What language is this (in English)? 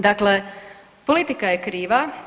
Croatian